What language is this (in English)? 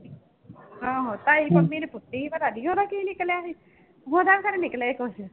Punjabi